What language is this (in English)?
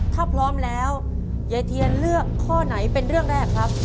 Thai